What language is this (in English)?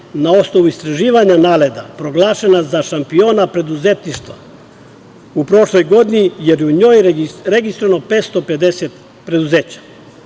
Serbian